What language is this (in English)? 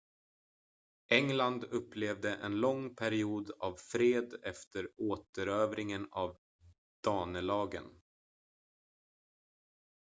Swedish